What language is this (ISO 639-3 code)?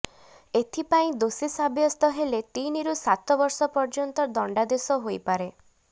ori